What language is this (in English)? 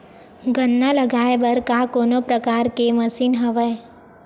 Chhattisgarhi